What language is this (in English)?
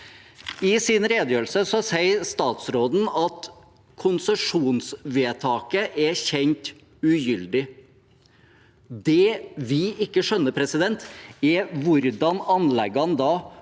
Norwegian